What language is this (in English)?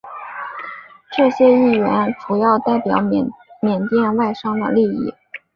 Chinese